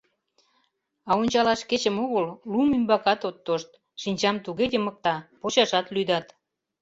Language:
Mari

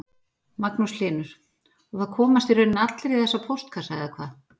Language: Icelandic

